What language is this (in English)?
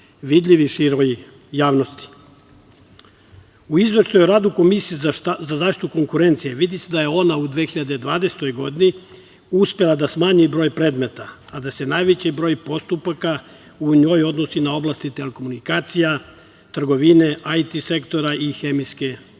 Serbian